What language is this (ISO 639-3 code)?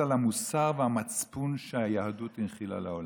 heb